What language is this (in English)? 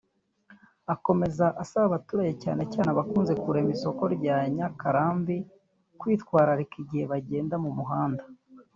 Kinyarwanda